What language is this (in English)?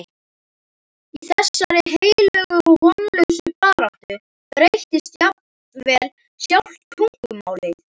Icelandic